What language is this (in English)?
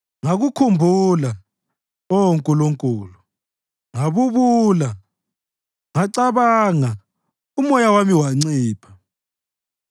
North Ndebele